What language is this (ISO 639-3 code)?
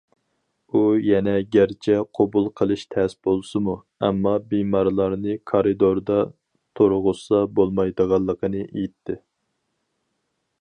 uig